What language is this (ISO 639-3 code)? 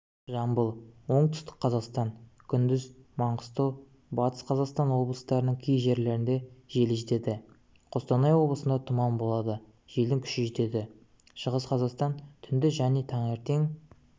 kaz